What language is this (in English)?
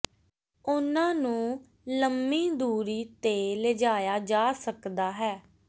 Punjabi